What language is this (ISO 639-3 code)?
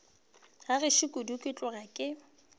nso